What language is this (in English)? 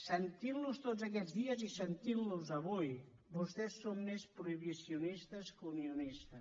Catalan